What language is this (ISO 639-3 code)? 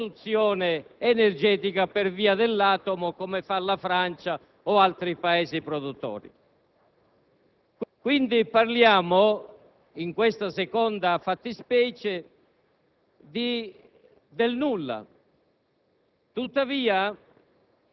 ita